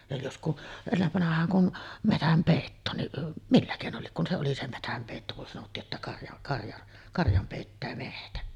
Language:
Finnish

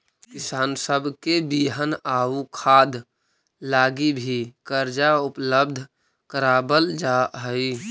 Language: Magahi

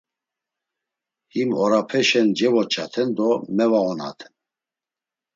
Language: Laz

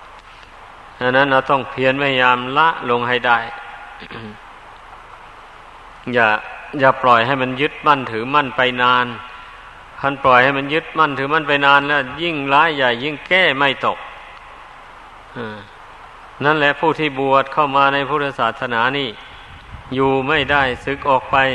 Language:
Thai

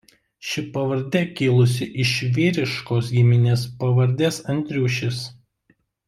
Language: Lithuanian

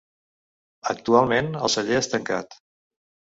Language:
Catalan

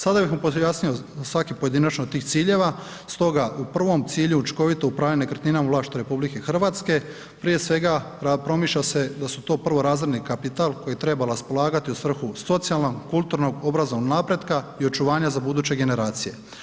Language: Croatian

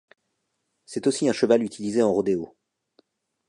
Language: French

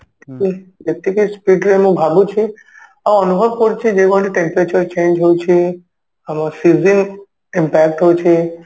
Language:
Odia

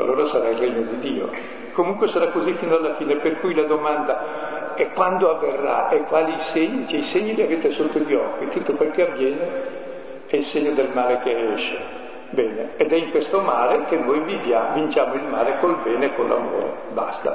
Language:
Italian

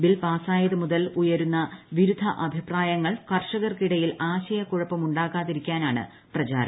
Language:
Malayalam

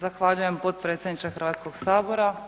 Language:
Croatian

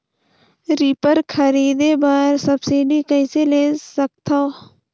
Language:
Chhattisgarhi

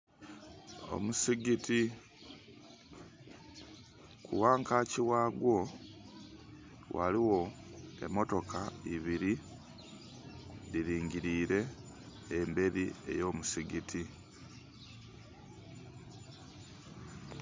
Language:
Soga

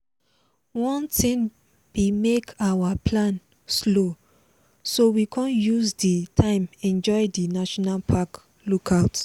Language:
Nigerian Pidgin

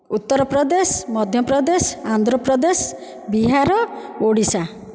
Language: Odia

